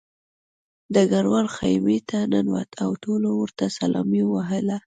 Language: Pashto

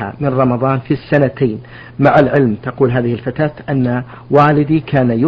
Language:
Arabic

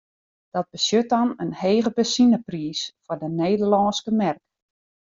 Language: Western Frisian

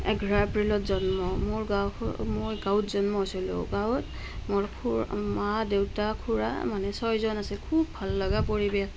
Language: Assamese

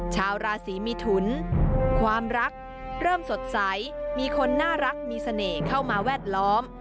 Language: Thai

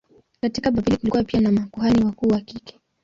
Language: Swahili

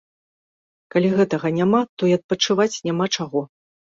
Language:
Belarusian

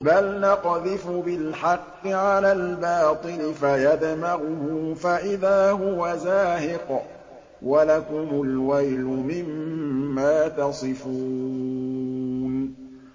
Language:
Arabic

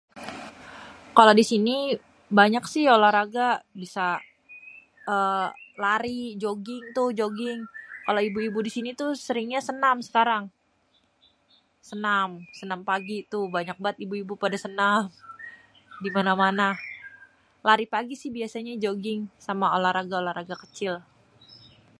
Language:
Betawi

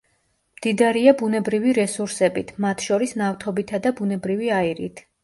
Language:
Georgian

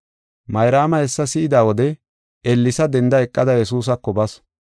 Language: Gofa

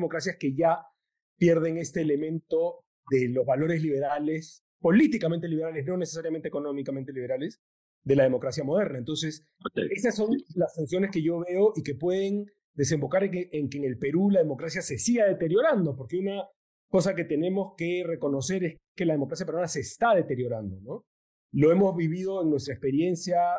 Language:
Spanish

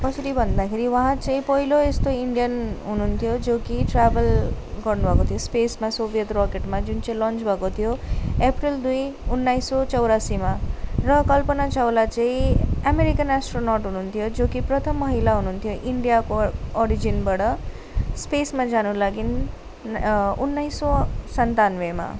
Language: Nepali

